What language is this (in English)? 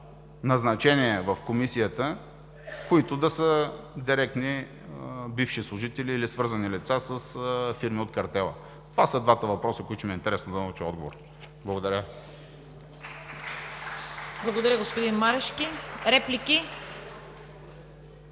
Bulgarian